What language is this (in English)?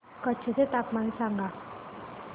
Marathi